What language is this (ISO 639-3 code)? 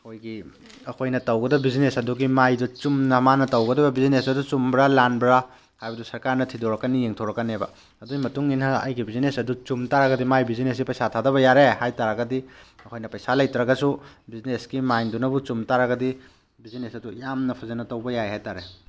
mni